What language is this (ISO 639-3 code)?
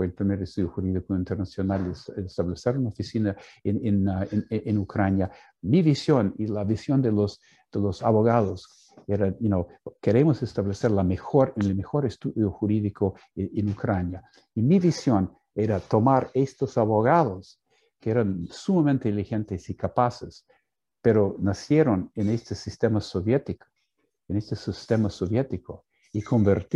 spa